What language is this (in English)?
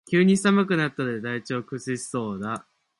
Japanese